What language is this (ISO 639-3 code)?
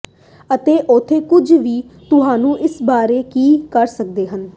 pan